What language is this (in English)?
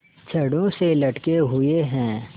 Hindi